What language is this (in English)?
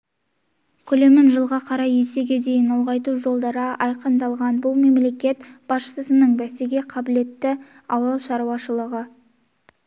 Kazakh